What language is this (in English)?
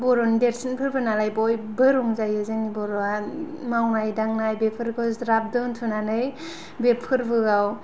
Bodo